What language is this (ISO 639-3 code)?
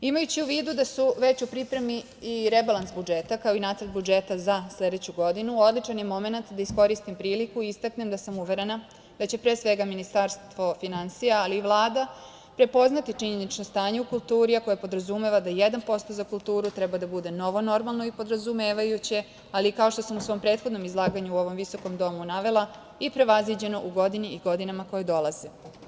srp